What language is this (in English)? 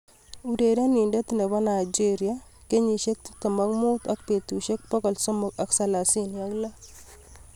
Kalenjin